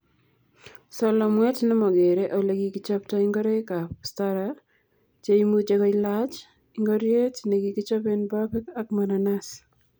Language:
Kalenjin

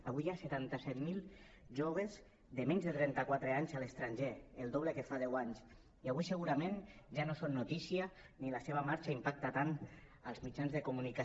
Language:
Catalan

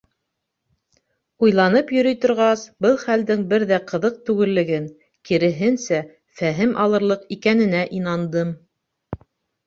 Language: Bashkir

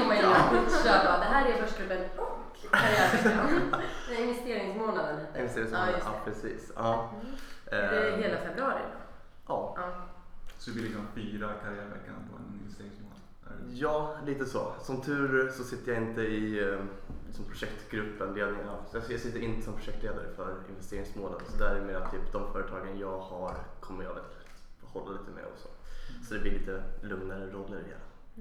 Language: Swedish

